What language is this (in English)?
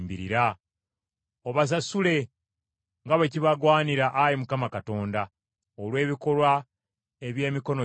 Ganda